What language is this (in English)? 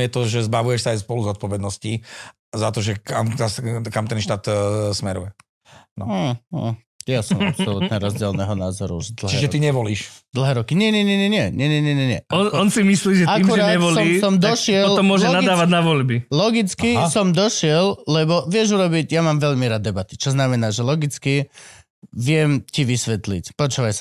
Slovak